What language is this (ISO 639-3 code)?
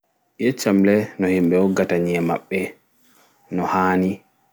ful